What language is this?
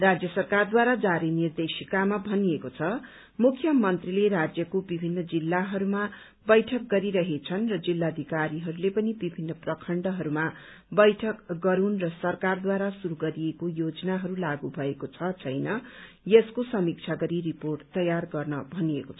Nepali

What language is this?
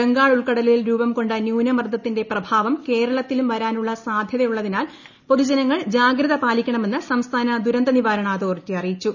Malayalam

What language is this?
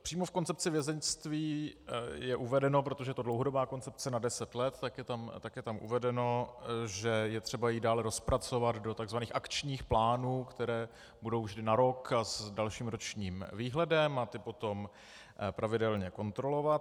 Czech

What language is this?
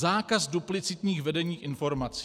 Czech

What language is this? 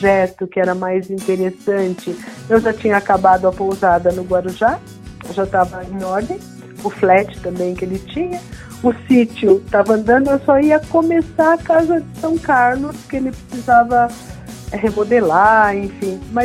Portuguese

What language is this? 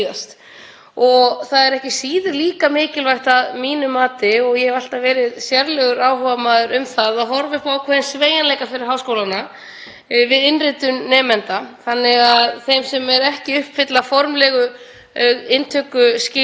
Icelandic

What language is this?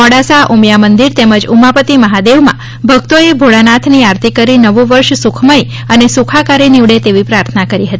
Gujarati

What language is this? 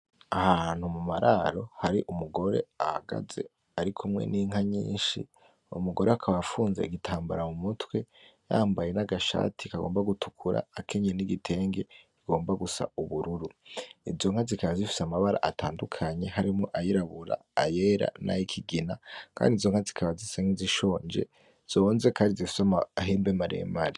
Rundi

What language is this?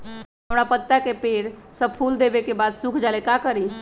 Magahi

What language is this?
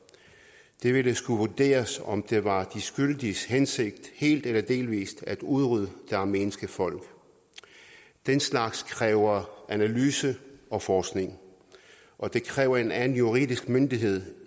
Danish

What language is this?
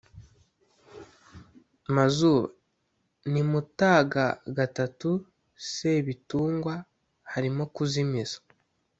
Kinyarwanda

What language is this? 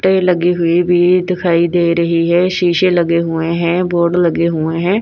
Hindi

